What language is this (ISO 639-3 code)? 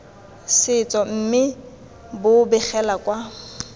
tsn